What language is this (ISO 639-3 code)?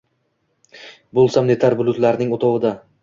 uzb